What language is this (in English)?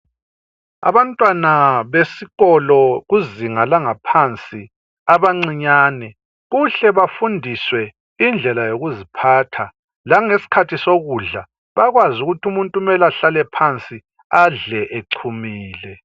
North Ndebele